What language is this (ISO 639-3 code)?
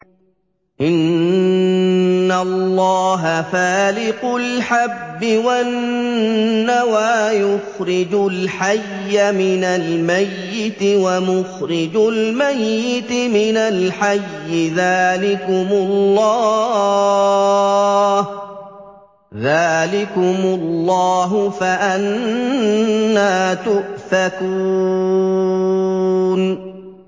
ara